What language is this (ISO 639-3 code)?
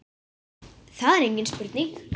isl